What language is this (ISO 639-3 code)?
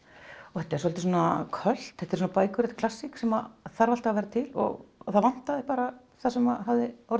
isl